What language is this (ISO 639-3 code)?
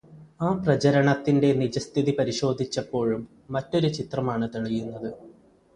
mal